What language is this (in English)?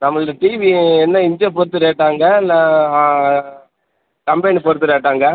Tamil